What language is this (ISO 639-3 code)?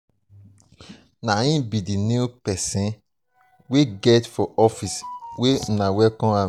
pcm